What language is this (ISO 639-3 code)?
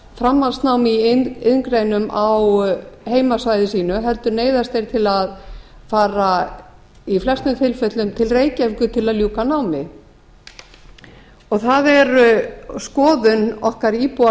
isl